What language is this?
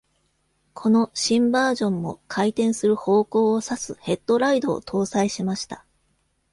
Japanese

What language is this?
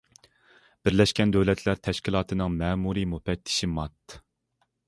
Uyghur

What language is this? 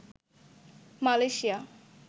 Bangla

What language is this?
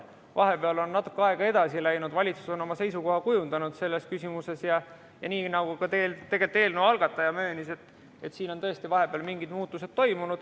Estonian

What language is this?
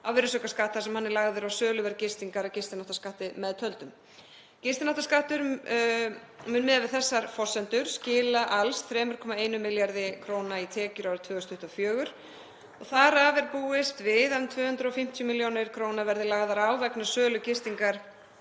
Icelandic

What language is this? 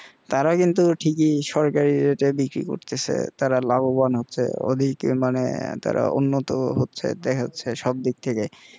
Bangla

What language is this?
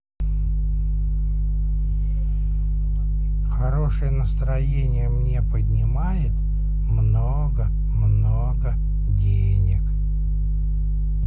Russian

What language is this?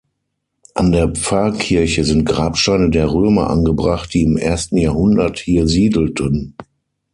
German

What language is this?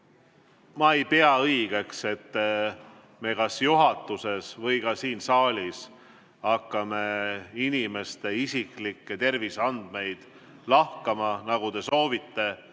Estonian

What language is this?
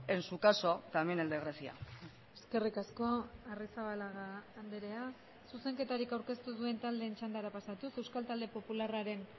Basque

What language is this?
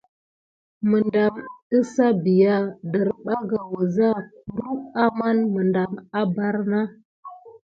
Gidar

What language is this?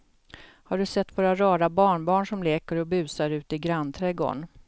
Swedish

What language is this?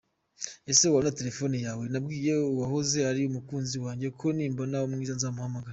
Kinyarwanda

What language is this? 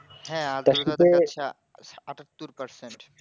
Bangla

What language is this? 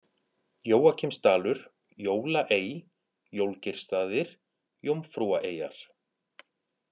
Icelandic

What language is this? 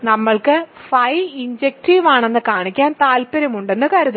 Malayalam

